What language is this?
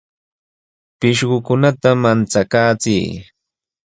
Sihuas Ancash Quechua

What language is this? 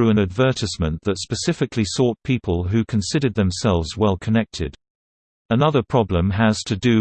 English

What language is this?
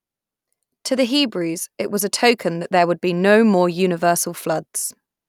English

